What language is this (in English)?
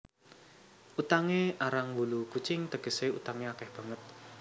Javanese